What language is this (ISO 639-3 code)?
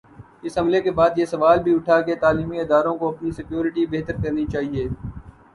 urd